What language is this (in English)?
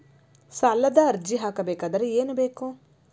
Kannada